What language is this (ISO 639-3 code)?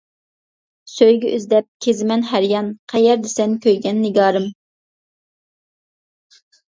uig